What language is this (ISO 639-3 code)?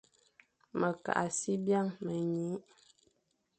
fan